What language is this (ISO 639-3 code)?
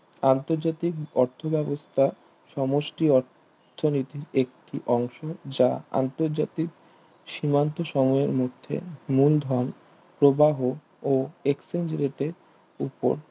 ben